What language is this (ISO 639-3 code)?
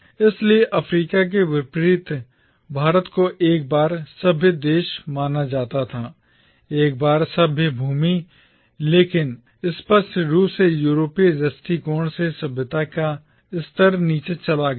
hin